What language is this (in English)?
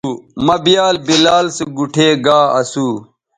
Bateri